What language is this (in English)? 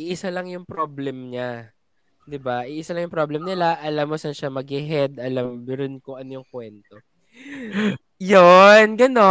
Filipino